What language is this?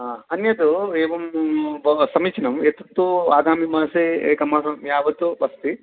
Sanskrit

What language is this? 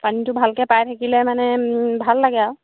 Assamese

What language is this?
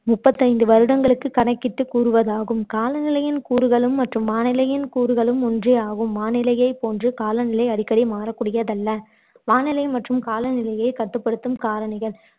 Tamil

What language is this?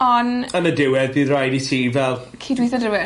Welsh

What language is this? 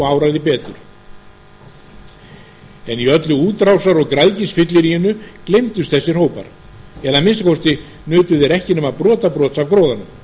Icelandic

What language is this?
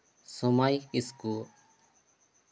Santali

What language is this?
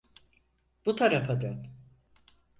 Turkish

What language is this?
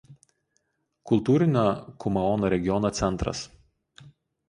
Lithuanian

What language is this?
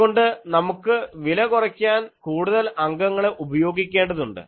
Malayalam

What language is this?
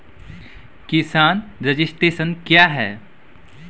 Maithili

